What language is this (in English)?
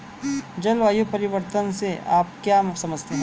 Hindi